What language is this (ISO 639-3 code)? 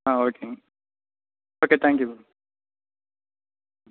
tam